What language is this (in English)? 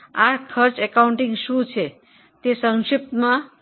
Gujarati